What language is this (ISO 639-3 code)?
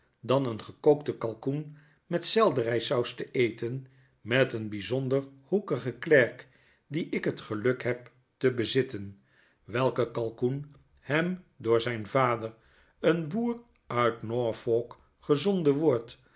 nld